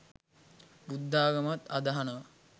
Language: Sinhala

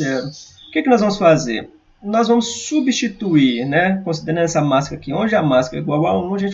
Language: Portuguese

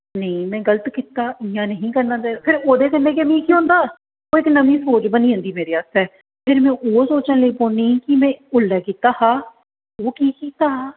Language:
Dogri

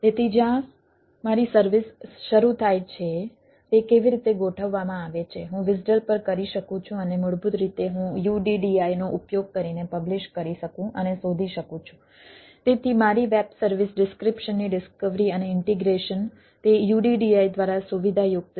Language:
Gujarati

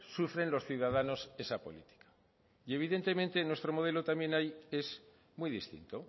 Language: Spanish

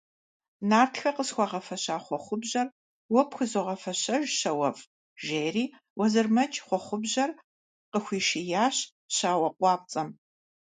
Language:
Kabardian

